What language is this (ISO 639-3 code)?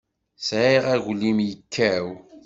kab